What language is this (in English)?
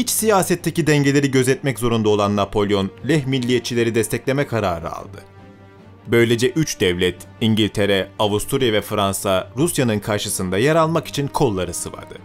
Turkish